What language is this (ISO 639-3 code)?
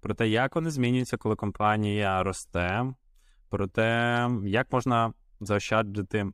ukr